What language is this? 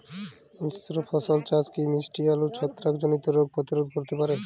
Bangla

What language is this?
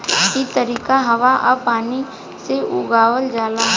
Bhojpuri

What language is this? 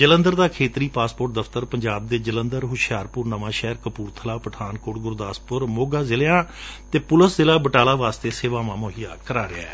Punjabi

